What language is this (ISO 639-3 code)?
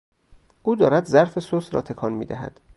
fas